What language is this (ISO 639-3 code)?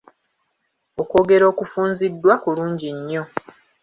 lug